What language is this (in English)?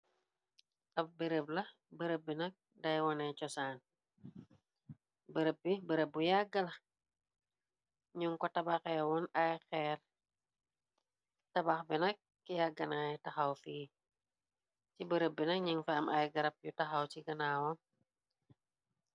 Wolof